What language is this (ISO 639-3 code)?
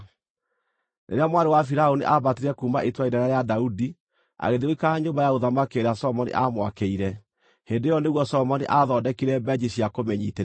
kik